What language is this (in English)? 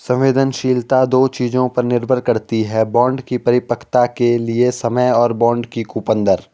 Hindi